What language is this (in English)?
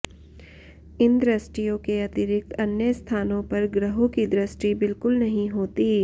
Sanskrit